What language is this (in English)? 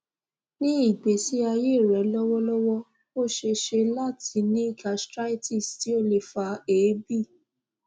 Yoruba